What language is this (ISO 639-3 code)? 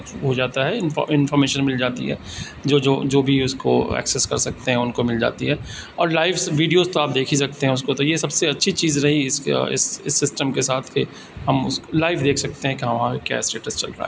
urd